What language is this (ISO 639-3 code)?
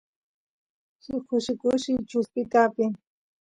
qus